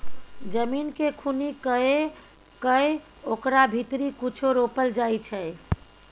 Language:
Maithili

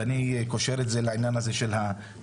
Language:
Hebrew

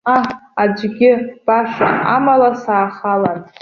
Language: Abkhazian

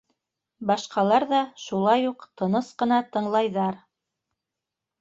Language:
Bashkir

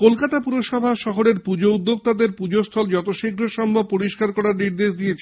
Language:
Bangla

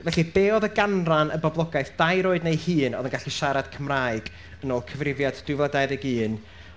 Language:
Welsh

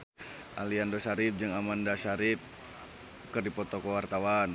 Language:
Sundanese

